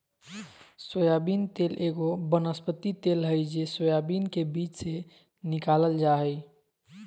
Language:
Magahi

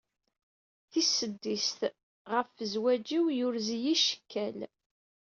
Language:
Kabyle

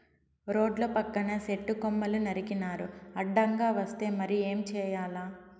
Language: Telugu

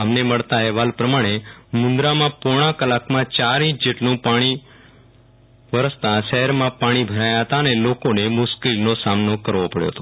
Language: Gujarati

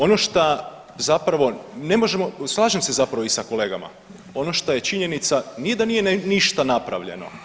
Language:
Croatian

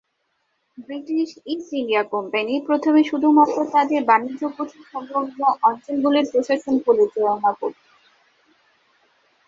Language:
Bangla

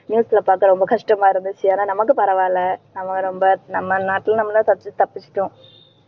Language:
Tamil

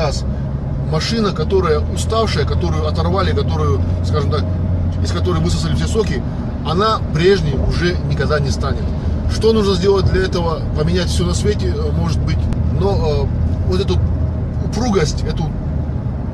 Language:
Russian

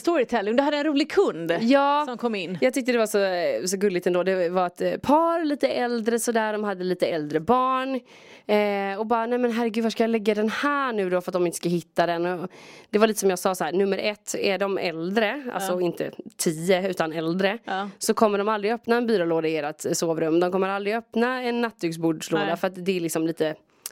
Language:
Swedish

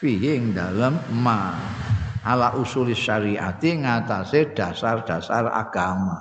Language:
Indonesian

